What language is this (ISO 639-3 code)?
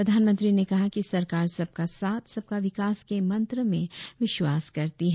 hin